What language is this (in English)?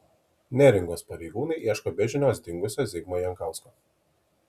Lithuanian